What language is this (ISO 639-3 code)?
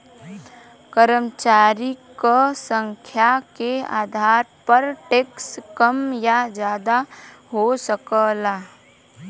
bho